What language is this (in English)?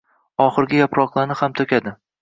Uzbek